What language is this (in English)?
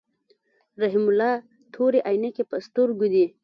Pashto